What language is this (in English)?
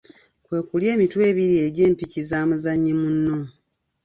Ganda